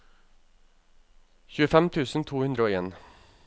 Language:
Norwegian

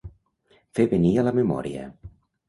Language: Catalan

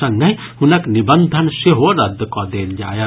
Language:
Maithili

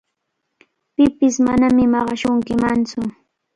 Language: Cajatambo North Lima Quechua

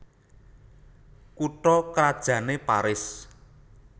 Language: Javanese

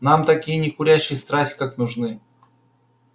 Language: Russian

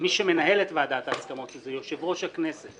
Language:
Hebrew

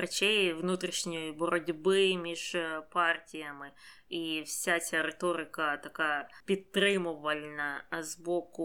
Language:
Ukrainian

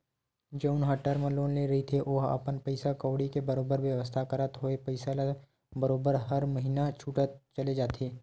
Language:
Chhattisgarhi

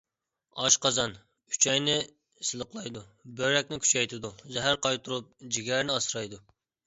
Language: Uyghur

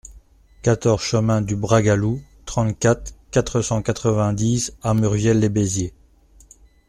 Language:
French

